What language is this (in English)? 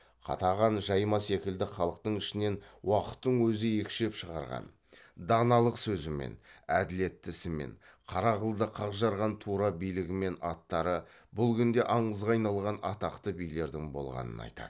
Kazakh